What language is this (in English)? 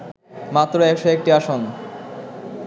Bangla